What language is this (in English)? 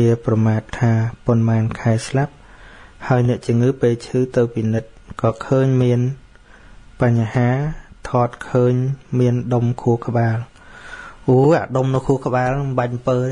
Vietnamese